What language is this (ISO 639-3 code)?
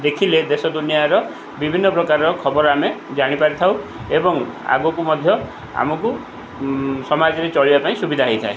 ori